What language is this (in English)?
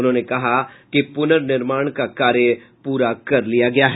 Hindi